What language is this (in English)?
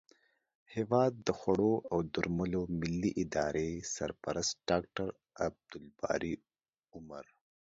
Pashto